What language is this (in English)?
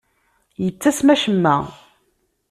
Kabyle